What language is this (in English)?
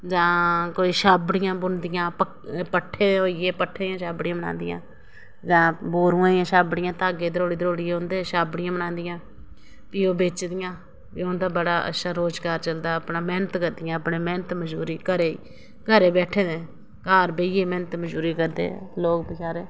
Dogri